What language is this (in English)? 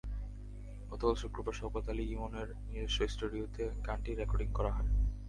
Bangla